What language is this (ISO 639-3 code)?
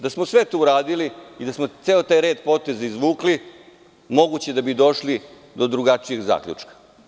srp